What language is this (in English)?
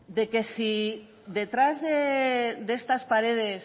Spanish